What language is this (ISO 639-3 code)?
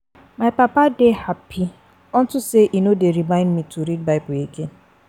pcm